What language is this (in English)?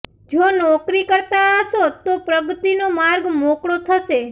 Gujarati